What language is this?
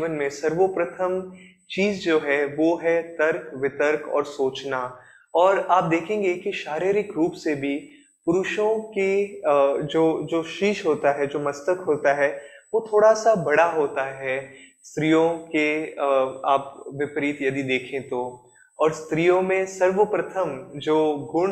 Hindi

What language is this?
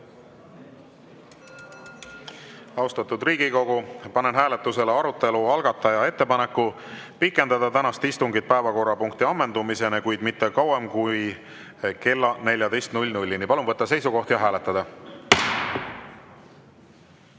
Estonian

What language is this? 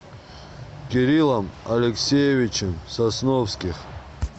Russian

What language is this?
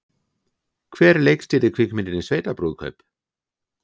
Icelandic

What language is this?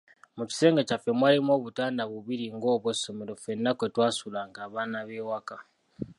Ganda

